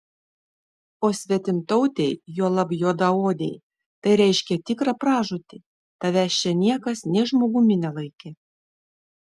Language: Lithuanian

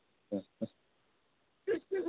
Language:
Manipuri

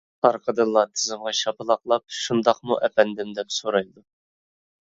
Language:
Uyghur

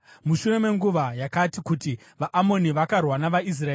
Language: Shona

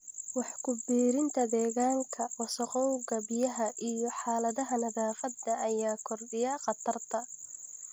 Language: Somali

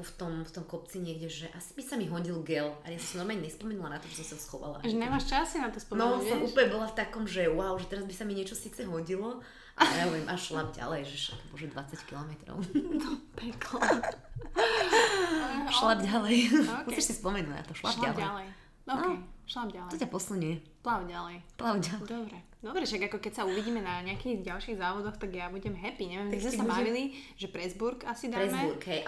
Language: Slovak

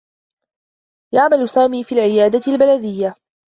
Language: Arabic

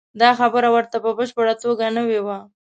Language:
Pashto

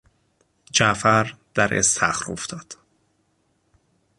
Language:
Persian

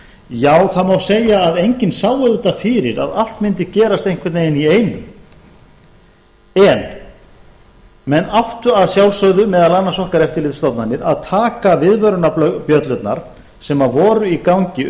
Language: Icelandic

